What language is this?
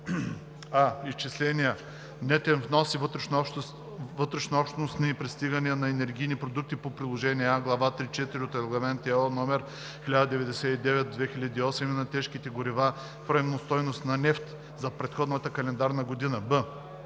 Bulgarian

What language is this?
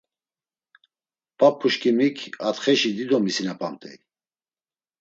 Laz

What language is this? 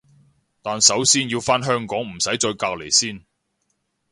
Cantonese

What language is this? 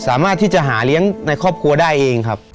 Thai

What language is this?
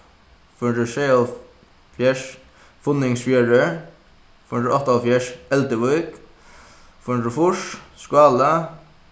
Faroese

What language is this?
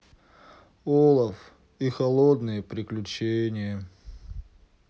Russian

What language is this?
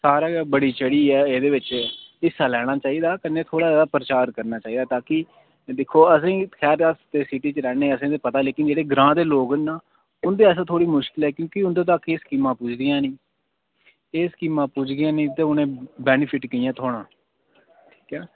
Dogri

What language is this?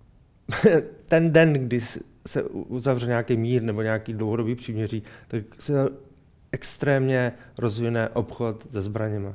Czech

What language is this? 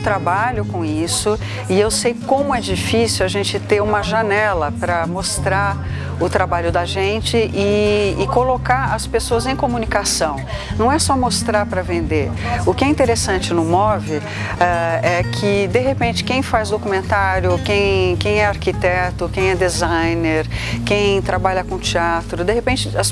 Portuguese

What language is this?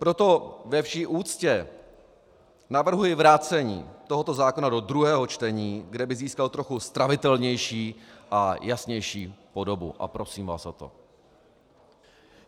Czech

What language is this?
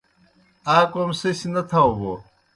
Kohistani Shina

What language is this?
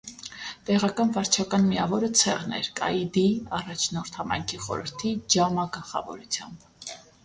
Armenian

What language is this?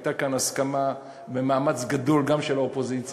Hebrew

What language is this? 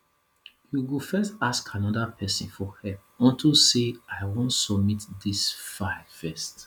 Nigerian Pidgin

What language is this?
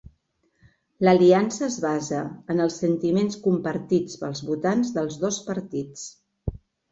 Catalan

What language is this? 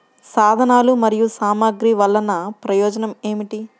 Telugu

